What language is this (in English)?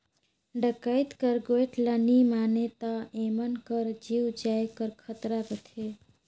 Chhattisgarhi